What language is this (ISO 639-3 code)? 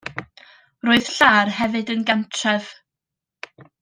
cym